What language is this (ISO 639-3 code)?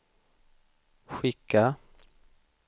swe